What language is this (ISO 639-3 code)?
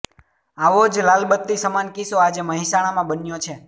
guj